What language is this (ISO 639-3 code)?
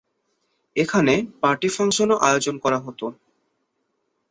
ben